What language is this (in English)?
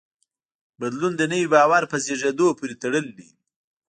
Pashto